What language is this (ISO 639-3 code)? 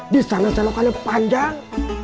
ind